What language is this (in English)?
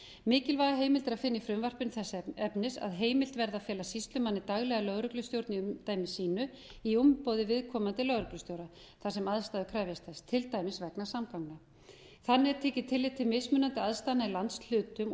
Icelandic